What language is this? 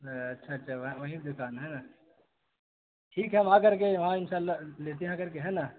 Urdu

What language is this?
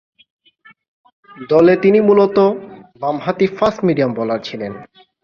Bangla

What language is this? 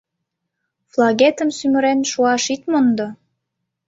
Mari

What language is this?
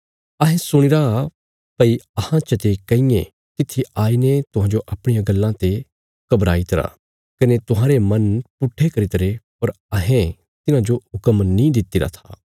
Bilaspuri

